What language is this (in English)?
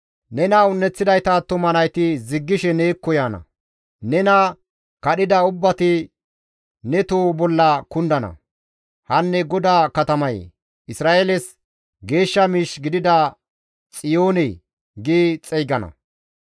Gamo